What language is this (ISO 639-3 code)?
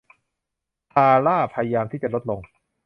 tha